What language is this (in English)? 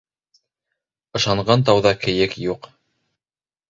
Bashkir